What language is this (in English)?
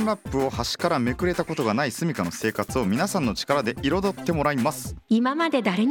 Japanese